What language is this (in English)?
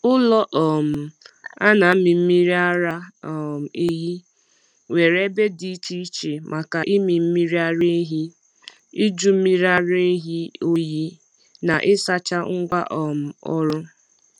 Igbo